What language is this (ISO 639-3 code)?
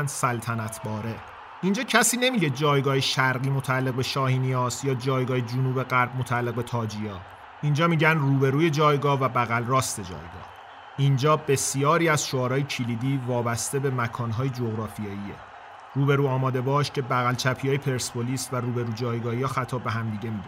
fas